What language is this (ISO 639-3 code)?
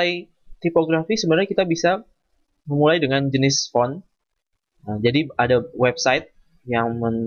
ind